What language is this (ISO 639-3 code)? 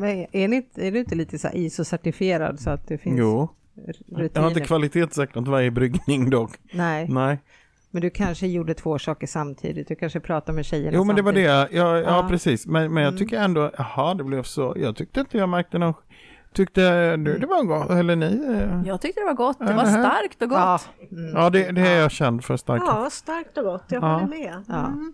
swe